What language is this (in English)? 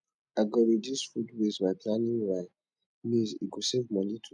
Nigerian Pidgin